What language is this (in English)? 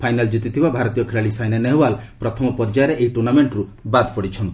Odia